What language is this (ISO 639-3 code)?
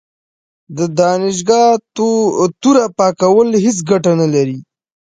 pus